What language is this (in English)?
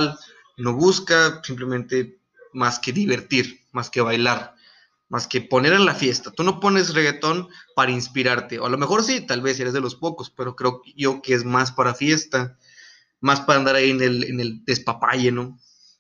Spanish